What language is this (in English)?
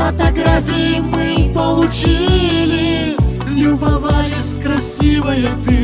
Russian